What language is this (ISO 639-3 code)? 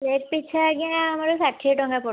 ori